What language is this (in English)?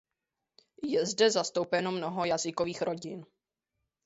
Czech